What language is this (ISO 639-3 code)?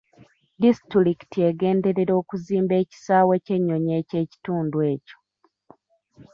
lug